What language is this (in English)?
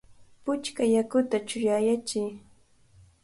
Cajatambo North Lima Quechua